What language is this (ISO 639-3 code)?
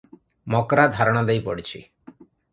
ori